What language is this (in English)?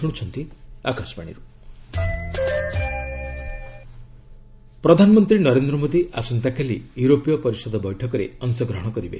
Odia